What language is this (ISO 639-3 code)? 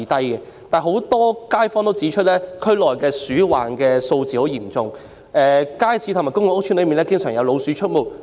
yue